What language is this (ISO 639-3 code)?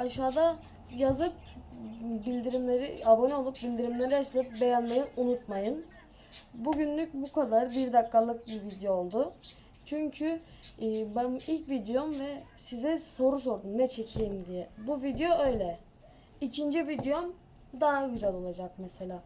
tur